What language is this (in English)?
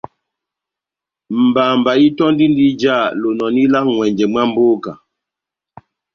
Batanga